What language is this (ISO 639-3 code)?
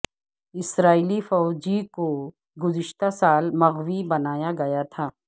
urd